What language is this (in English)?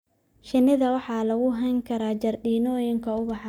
Somali